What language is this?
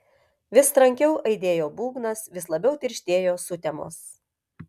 Lithuanian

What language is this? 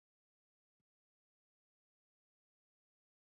Igbo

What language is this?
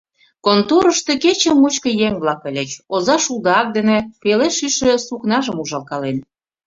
Mari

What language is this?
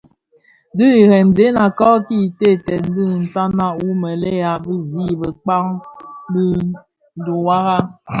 Bafia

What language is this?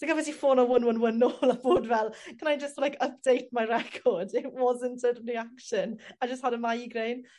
Welsh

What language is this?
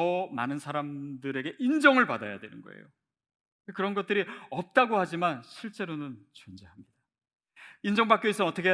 Korean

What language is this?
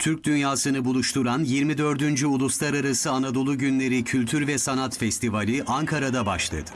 Turkish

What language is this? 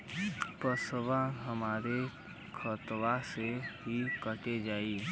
Bhojpuri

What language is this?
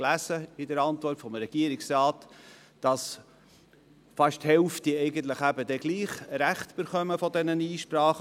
Swiss German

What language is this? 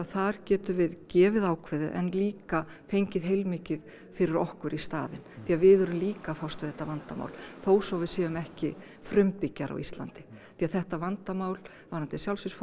Icelandic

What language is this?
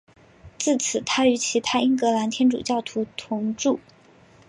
Chinese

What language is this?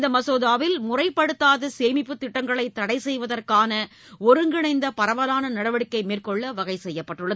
Tamil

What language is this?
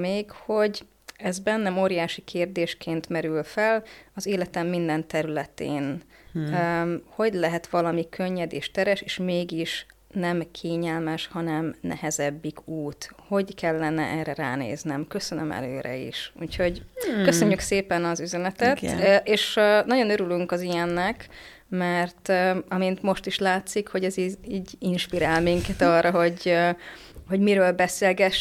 Hungarian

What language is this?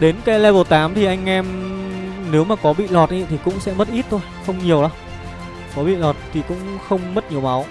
Vietnamese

